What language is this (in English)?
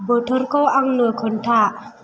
Bodo